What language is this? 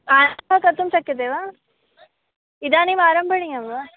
Sanskrit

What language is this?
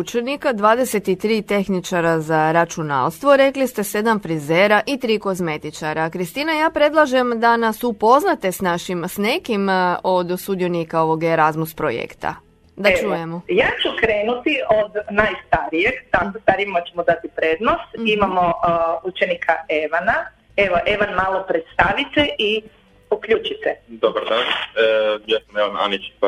Croatian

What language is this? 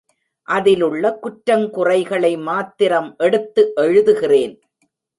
Tamil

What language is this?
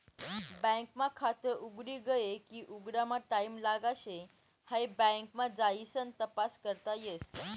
Marathi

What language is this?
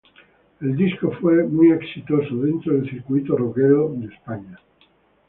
Spanish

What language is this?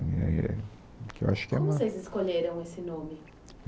Portuguese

